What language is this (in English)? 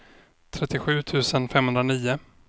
Swedish